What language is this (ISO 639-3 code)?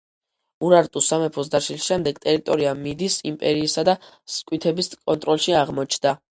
kat